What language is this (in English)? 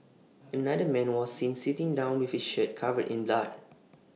English